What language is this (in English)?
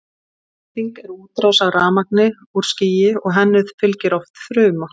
Icelandic